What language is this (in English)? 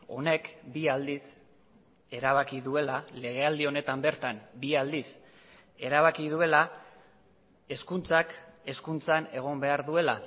Basque